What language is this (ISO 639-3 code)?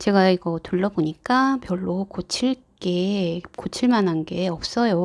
kor